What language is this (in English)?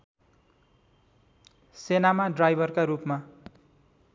Nepali